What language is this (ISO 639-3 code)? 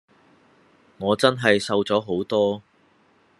yue